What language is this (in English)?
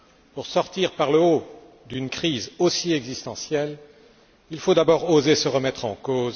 French